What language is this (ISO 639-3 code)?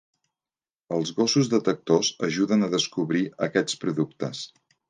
cat